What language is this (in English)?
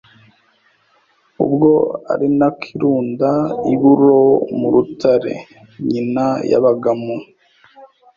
Kinyarwanda